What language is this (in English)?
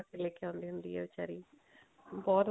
Punjabi